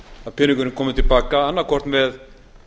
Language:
Icelandic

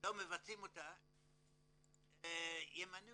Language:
Hebrew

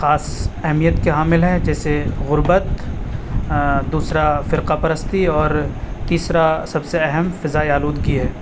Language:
Urdu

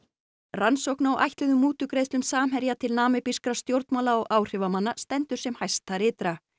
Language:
Icelandic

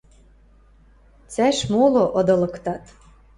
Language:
Western Mari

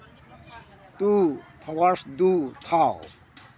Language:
Manipuri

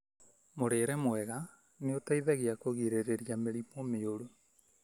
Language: Kikuyu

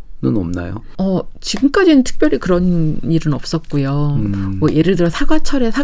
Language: Korean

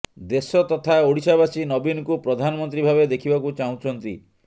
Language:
Odia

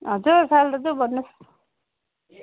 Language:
Nepali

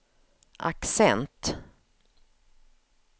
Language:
Swedish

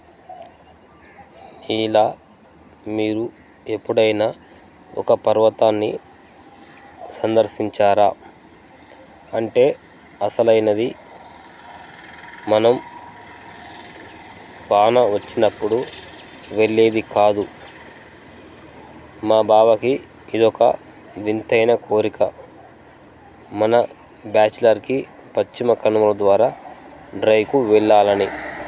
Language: Telugu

